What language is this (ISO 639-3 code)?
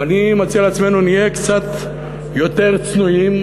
heb